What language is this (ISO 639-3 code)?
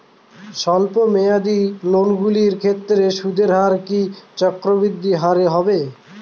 ben